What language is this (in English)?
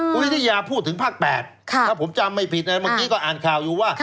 Thai